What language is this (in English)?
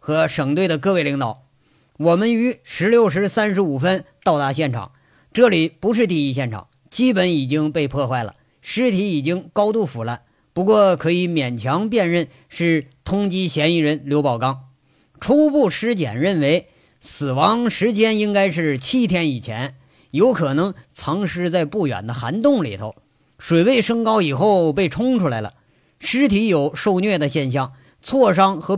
Chinese